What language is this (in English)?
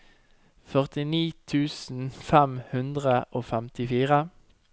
Norwegian